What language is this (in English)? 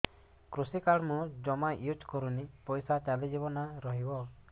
Odia